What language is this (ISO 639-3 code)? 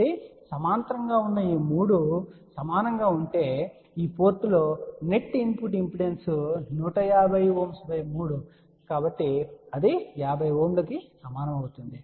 tel